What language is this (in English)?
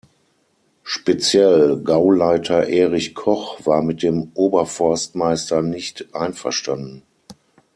German